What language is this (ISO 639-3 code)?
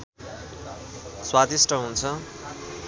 nep